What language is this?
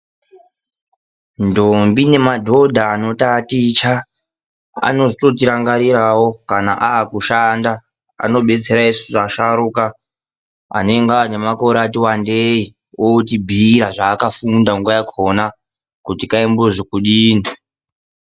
Ndau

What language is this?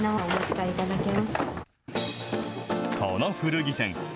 Japanese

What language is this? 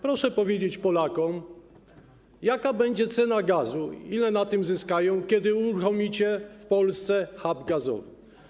Polish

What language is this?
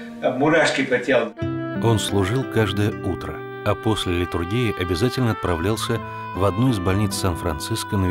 Russian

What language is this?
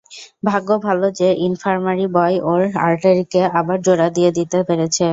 Bangla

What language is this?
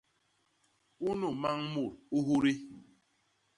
Basaa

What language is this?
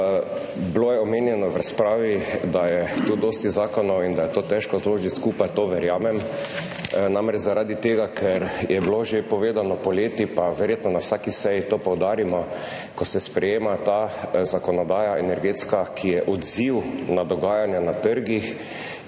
Slovenian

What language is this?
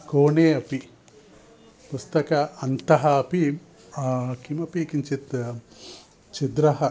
Sanskrit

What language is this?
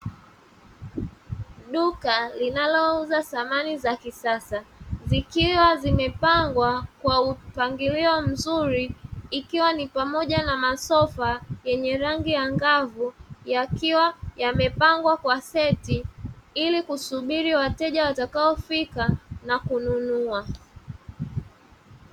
Swahili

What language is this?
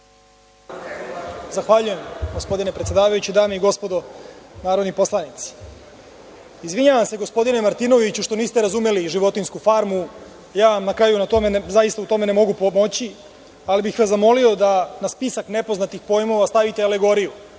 Serbian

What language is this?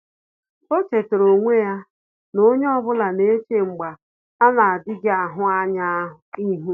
Igbo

